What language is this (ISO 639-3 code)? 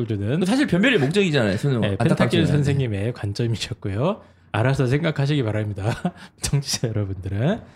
kor